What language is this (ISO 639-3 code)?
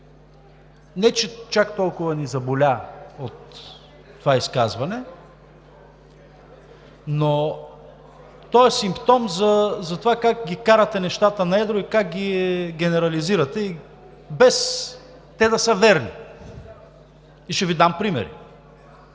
bul